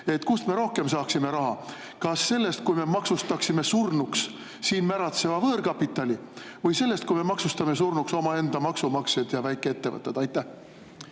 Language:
Estonian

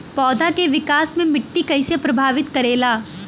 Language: Bhojpuri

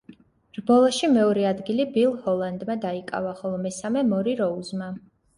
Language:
Georgian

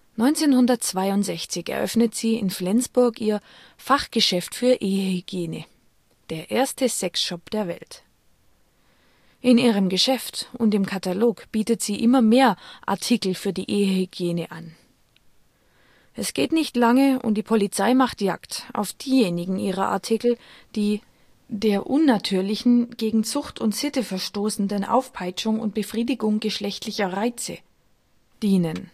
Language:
German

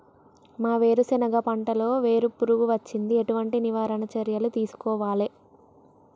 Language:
Telugu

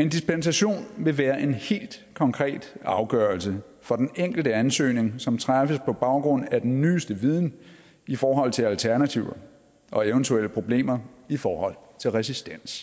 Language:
Danish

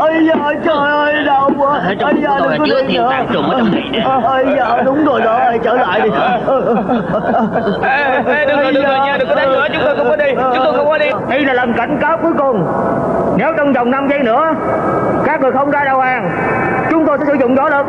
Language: Vietnamese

